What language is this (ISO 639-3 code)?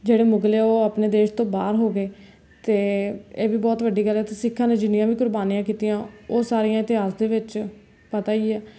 pan